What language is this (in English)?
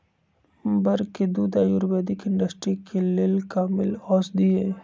Magahi